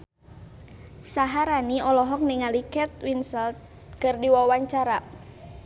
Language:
Sundanese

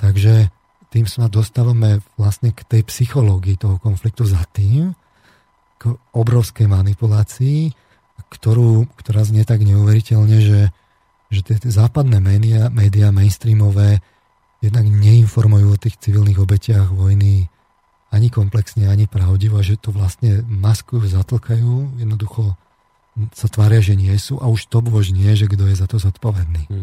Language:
Slovak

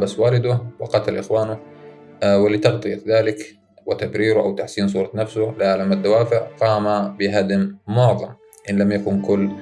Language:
Arabic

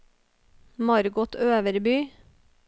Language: Norwegian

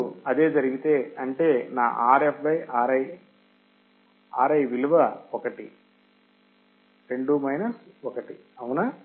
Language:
Telugu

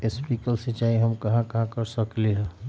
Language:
Magahi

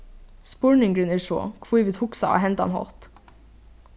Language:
Faroese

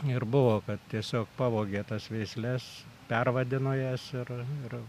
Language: Lithuanian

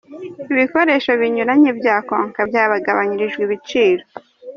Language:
Kinyarwanda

